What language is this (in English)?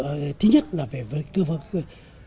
Vietnamese